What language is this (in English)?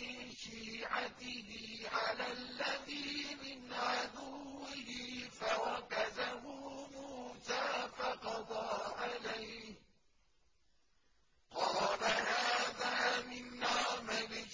Arabic